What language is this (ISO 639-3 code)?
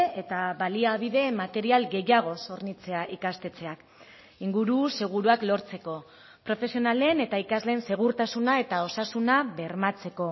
eus